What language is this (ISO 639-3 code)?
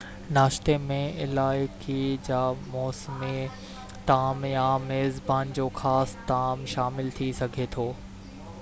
snd